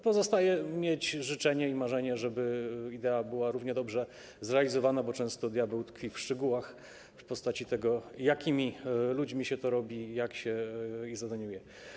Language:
Polish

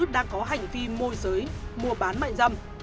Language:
Vietnamese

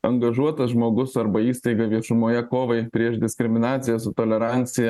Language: Lithuanian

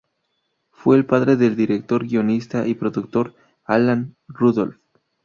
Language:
Spanish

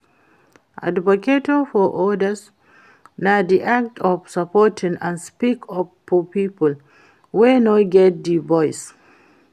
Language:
Nigerian Pidgin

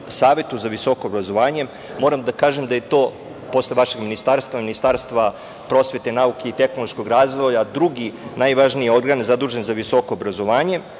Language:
Serbian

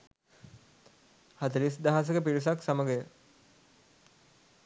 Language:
Sinhala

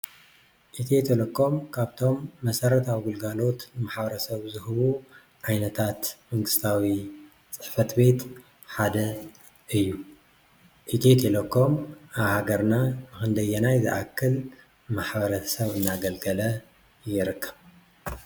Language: Tigrinya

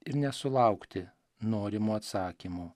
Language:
Lithuanian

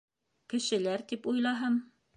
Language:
Bashkir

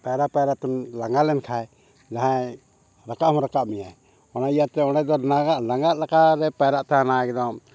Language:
Santali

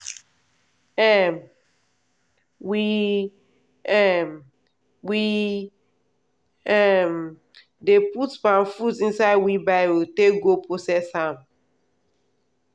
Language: Nigerian Pidgin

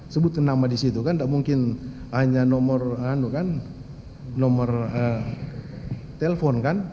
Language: Indonesian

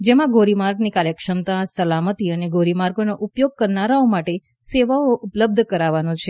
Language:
Gujarati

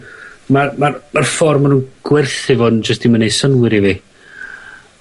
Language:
Welsh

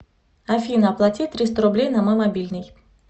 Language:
Russian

